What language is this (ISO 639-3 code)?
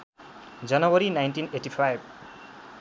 nep